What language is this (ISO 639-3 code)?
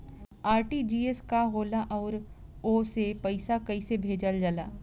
bho